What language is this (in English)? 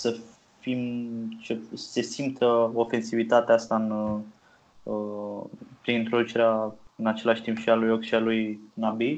Romanian